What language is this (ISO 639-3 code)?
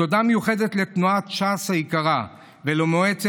heb